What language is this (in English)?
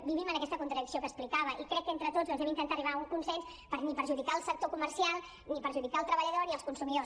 Catalan